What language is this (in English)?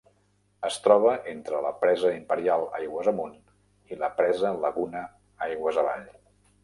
Catalan